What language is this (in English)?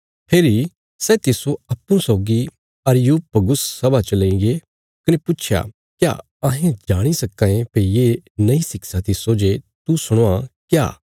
Bilaspuri